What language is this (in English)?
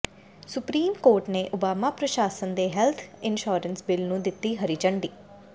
Punjabi